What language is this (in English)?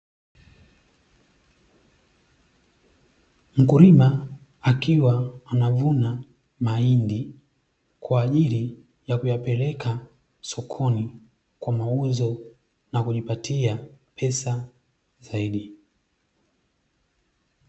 Swahili